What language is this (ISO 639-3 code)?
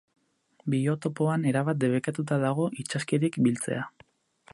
eus